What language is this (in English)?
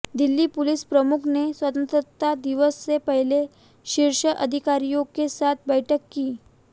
Hindi